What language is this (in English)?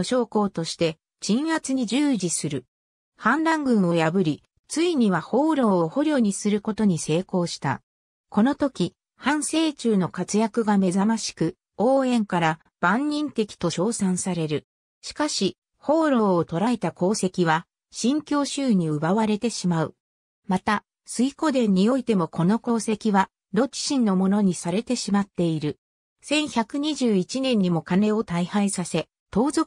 Japanese